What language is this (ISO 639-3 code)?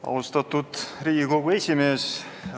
est